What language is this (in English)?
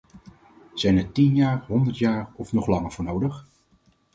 Dutch